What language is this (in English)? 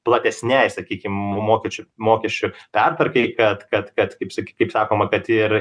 Lithuanian